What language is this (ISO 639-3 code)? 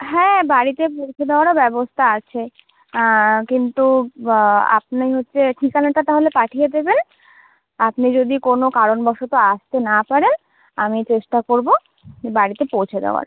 ben